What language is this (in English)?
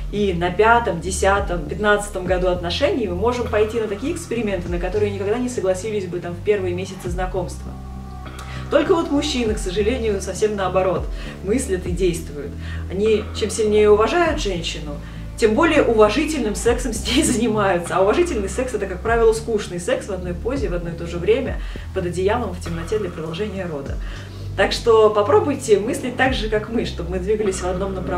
Russian